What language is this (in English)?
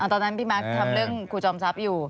Thai